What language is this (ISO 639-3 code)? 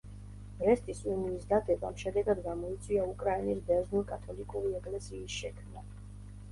kat